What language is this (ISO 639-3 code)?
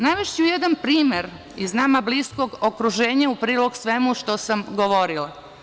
srp